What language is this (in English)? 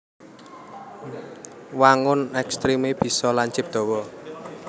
Javanese